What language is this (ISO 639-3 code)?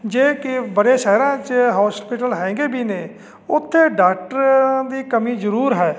pan